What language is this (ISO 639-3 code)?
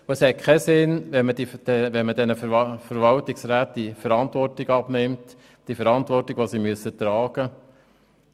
gsw